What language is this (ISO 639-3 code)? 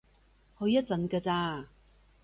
yue